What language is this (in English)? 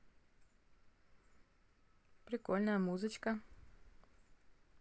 Russian